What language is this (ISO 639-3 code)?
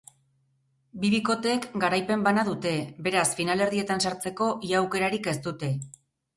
eus